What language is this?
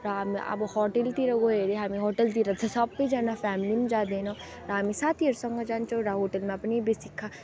Nepali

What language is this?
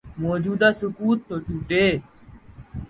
Urdu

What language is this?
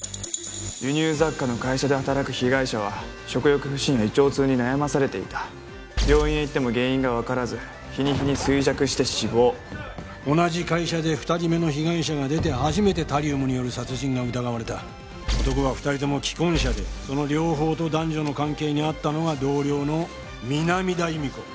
Japanese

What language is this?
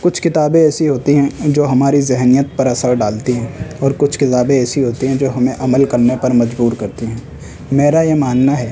Urdu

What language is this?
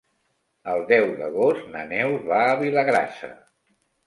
Catalan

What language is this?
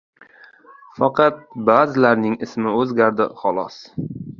Uzbek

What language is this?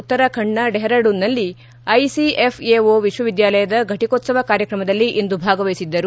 Kannada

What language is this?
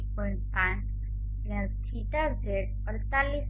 Gujarati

